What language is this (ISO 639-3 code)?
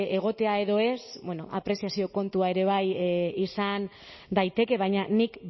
eus